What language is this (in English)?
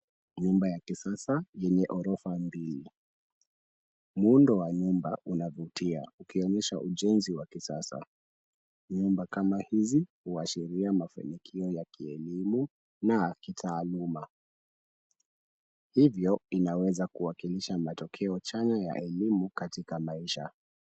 Swahili